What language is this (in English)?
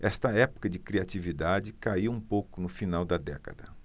Portuguese